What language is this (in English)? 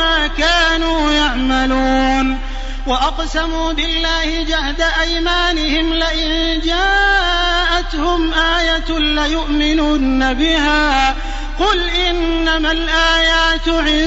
Arabic